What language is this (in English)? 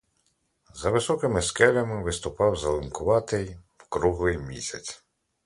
Ukrainian